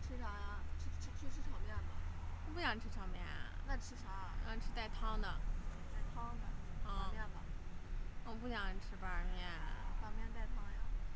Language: Chinese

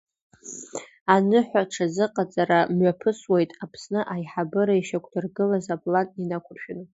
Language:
Abkhazian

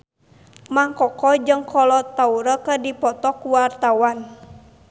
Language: Sundanese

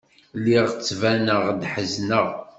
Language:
Kabyle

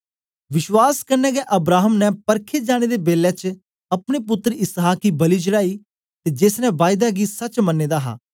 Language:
Dogri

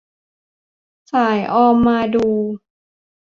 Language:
Thai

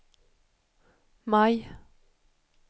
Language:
Swedish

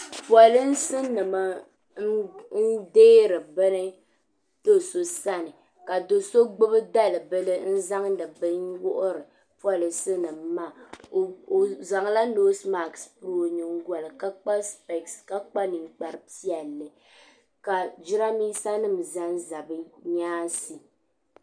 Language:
Dagbani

